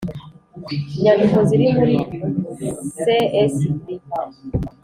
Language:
Kinyarwanda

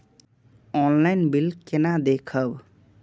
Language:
Maithili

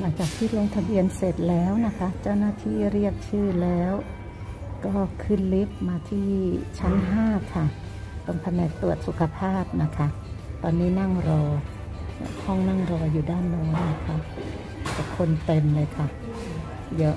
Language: Thai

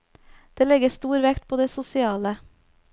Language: Norwegian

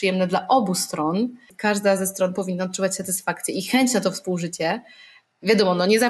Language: Polish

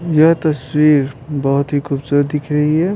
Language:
Hindi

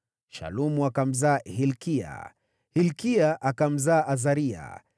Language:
Swahili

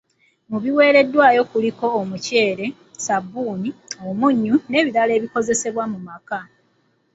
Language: Ganda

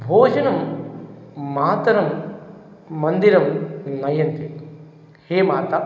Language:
Sanskrit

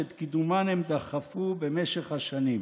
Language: Hebrew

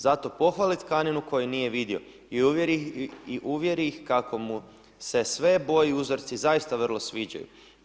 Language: Croatian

